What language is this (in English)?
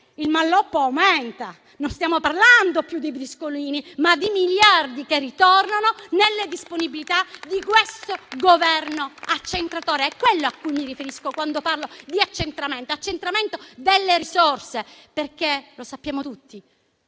Italian